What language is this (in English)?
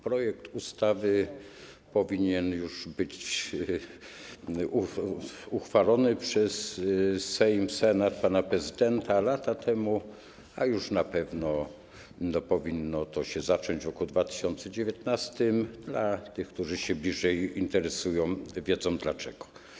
Polish